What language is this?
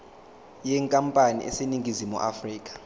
Zulu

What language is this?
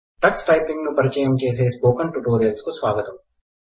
Telugu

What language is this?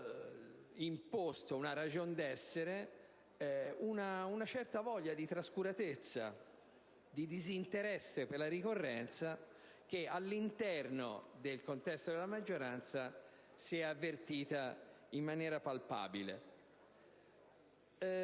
Italian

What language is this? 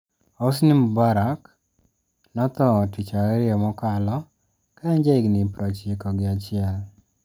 Luo (Kenya and Tanzania)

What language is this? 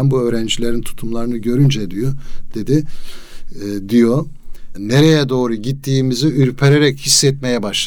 Turkish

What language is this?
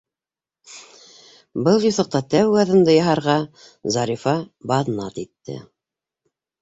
Bashkir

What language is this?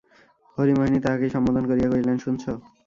Bangla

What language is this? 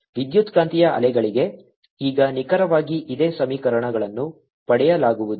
Kannada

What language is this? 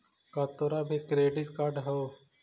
Magahi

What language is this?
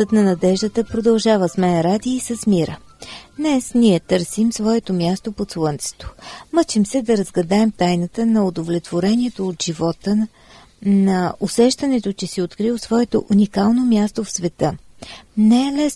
Bulgarian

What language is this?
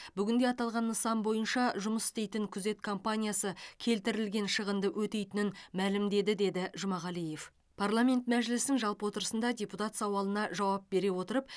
Kazakh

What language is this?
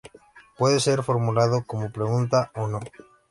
Spanish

